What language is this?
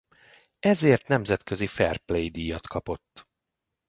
Hungarian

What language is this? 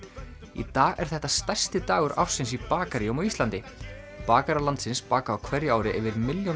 Icelandic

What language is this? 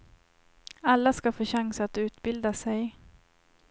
Swedish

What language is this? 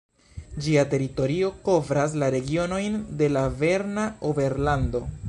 Esperanto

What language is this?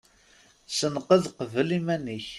Kabyle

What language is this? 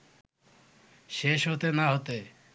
Bangla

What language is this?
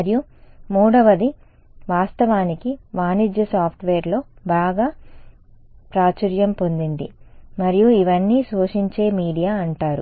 Telugu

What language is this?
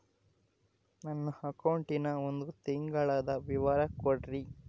Kannada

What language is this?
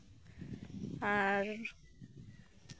Santali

